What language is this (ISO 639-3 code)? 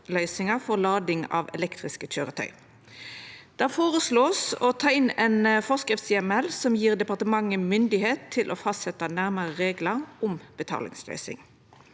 nor